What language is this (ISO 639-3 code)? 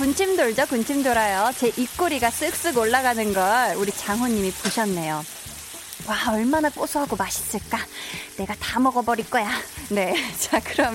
kor